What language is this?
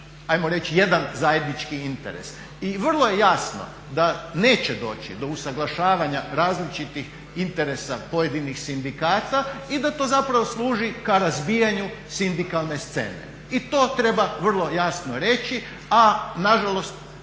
Croatian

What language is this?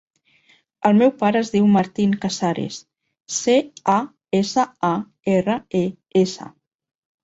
Catalan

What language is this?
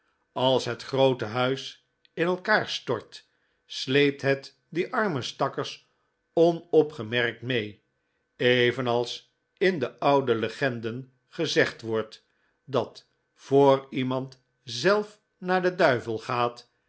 Dutch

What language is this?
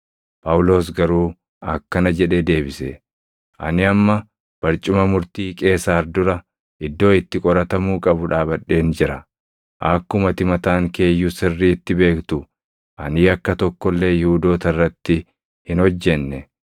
Oromo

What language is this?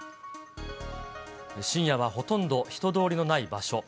Japanese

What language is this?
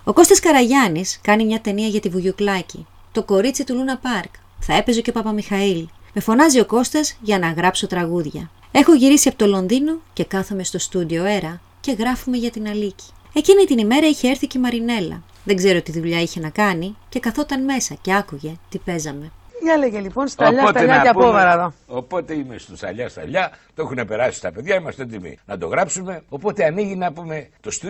Greek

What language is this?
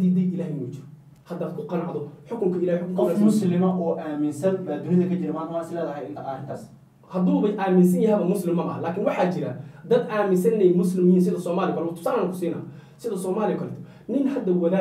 Arabic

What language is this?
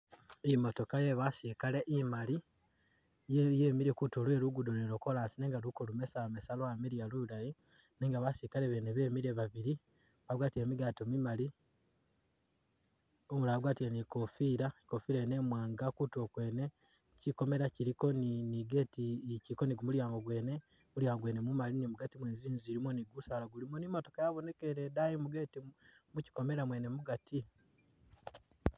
Masaaba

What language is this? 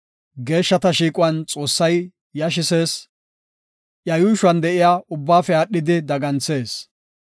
Gofa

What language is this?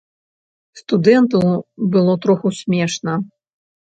Belarusian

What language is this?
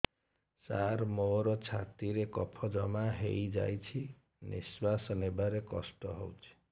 Odia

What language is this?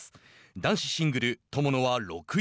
Japanese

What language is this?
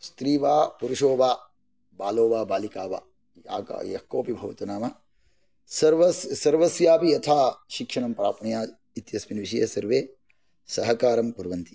Sanskrit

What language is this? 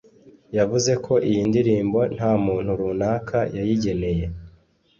Kinyarwanda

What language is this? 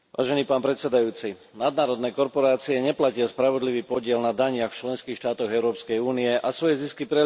Slovak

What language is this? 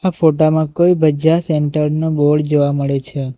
Gujarati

